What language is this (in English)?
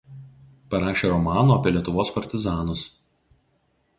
Lithuanian